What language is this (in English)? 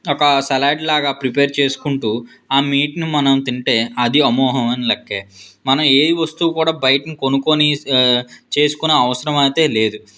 Telugu